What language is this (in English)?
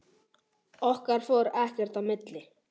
Icelandic